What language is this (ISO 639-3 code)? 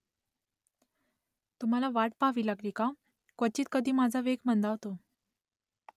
mar